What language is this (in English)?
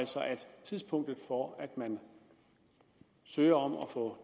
Danish